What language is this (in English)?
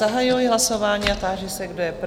Czech